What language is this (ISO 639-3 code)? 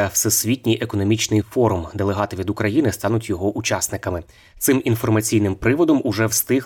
ukr